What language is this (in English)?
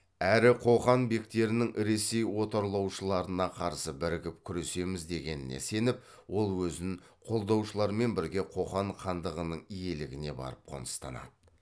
Kazakh